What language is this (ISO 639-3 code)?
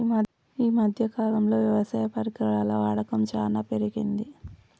tel